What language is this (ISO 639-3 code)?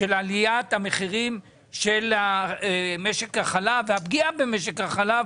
heb